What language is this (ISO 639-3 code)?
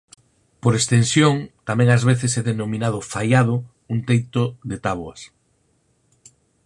glg